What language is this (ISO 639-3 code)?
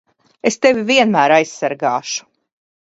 lav